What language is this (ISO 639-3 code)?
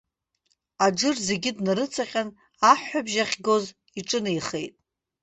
abk